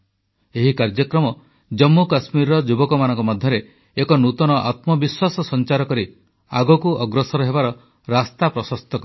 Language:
Odia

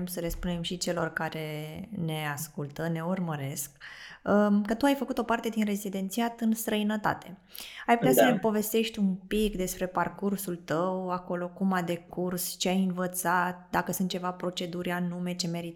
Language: Romanian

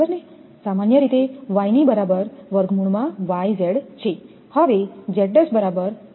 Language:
Gujarati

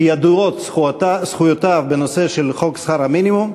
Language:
Hebrew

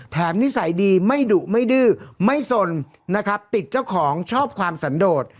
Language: Thai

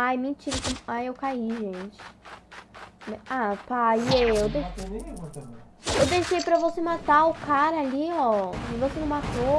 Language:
Portuguese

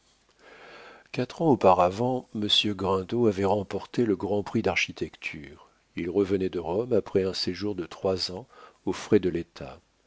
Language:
French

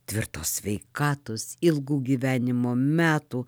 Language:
Lithuanian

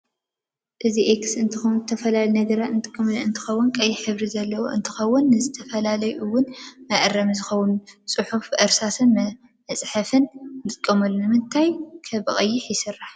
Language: Tigrinya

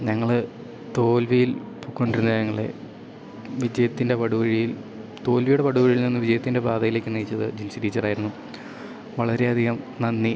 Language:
Malayalam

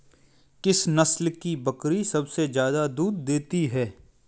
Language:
Hindi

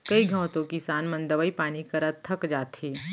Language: Chhattisgarhi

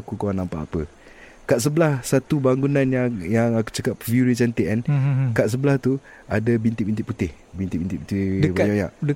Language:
Malay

